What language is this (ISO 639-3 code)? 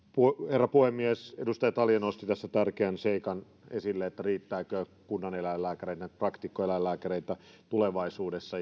fin